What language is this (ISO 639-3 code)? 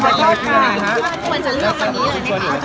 tha